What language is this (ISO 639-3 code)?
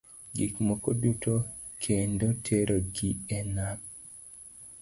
luo